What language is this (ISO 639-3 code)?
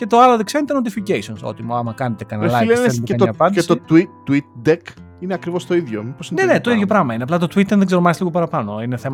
ell